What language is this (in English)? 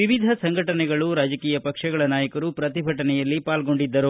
Kannada